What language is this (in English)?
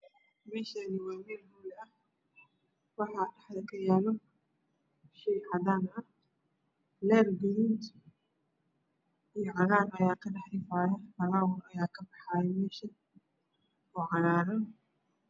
Somali